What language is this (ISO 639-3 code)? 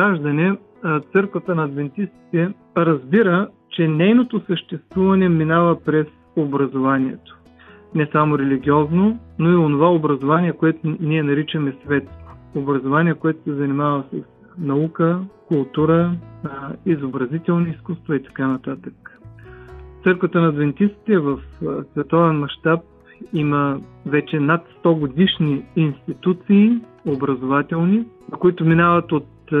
bul